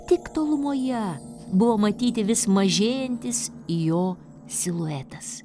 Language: Lithuanian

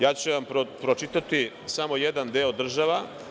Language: Serbian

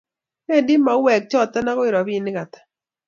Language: Kalenjin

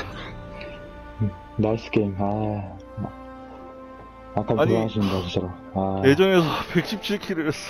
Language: Korean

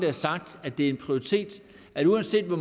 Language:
Danish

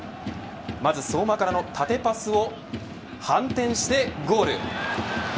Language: Japanese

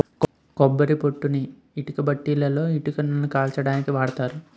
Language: Telugu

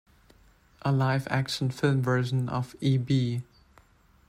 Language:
English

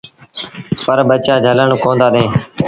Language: Sindhi Bhil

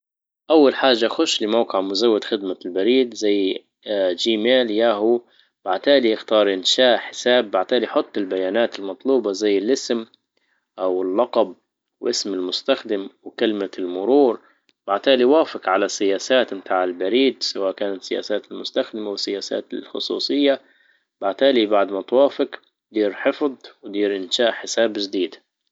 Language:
Libyan Arabic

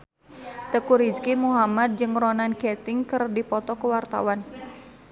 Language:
Sundanese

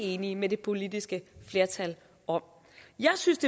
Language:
Danish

